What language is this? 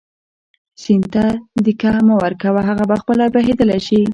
Pashto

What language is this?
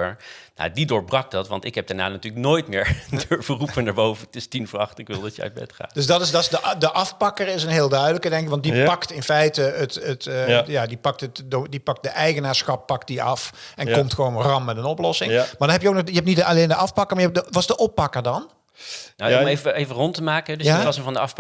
Dutch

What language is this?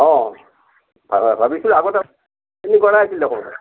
Assamese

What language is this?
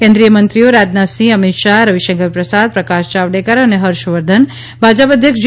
Gujarati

